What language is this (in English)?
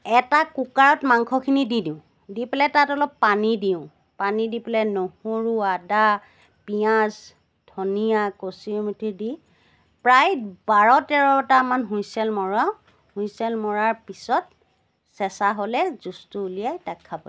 Assamese